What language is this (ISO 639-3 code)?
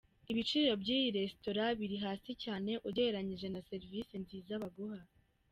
kin